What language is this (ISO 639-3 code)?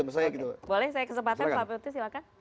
ind